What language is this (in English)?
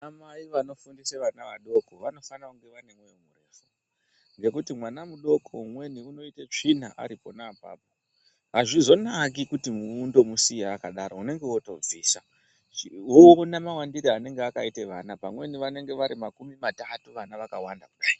Ndau